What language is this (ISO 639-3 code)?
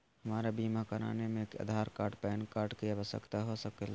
mag